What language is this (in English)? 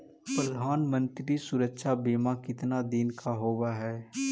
Magahi